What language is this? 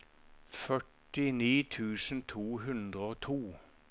Norwegian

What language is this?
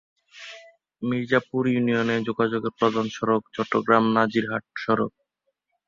Bangla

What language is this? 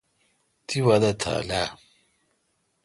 Kalkoti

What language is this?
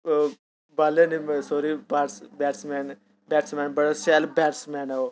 Dogri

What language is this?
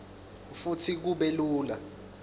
Swati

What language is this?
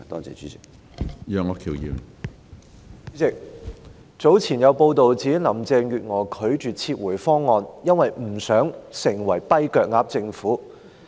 Cantonese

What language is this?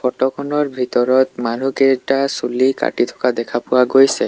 Assamese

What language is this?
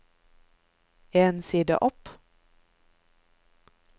Norwegian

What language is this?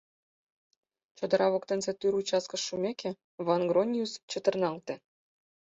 Mari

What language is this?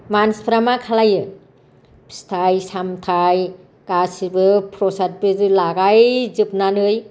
Bodo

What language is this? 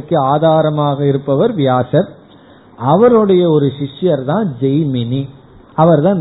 Tamil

